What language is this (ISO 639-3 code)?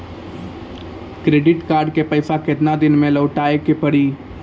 mai